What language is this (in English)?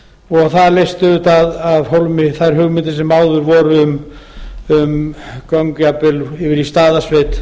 Icelandic